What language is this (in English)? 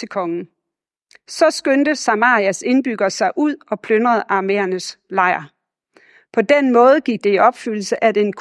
Danish